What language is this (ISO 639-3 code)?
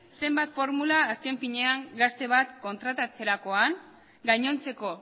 eus